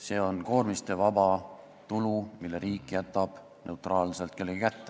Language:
Estonian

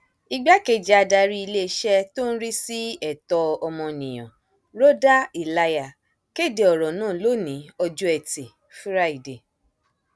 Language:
Yoruba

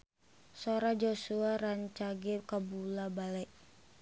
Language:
Sundanese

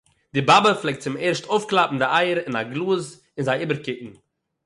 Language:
Yiddish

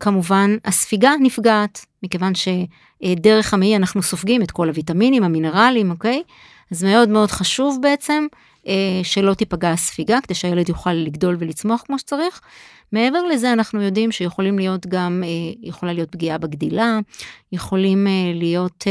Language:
Hebrew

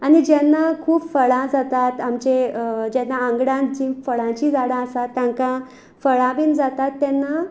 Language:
Konkani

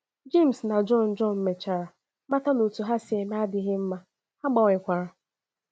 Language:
Igbo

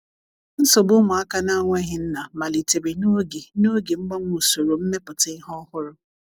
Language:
Igbo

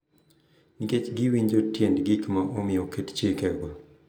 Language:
Luo (Kenya and Tanzania)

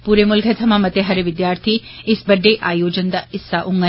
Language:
Dogri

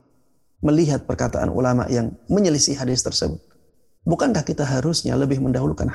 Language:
Indonesian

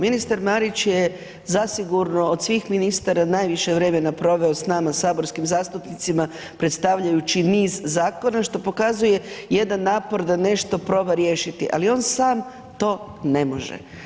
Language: Croatian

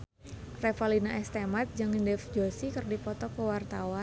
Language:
Sundanese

